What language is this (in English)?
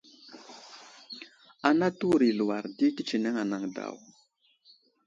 Wuzlam